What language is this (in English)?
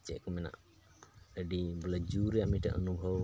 Santali